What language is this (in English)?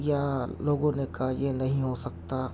Urdu